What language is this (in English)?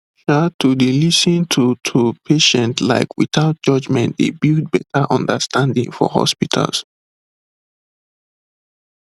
Nigerian Pidgin